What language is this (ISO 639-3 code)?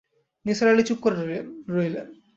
ben